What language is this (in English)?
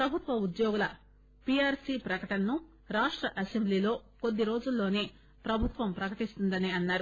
Telugu